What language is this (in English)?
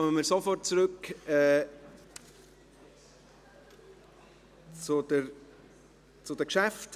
Swiss German